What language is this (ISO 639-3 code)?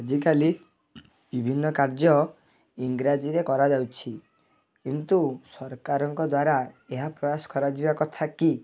ori